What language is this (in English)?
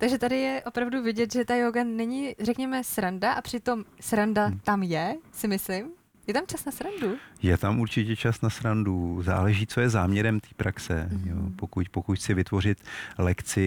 Czech